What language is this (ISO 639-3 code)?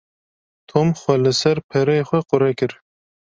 kur